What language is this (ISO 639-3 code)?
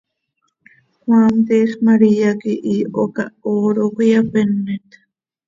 sei